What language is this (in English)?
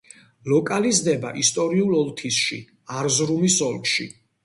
Georgian